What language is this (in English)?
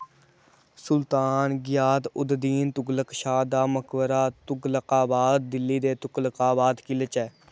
Dogri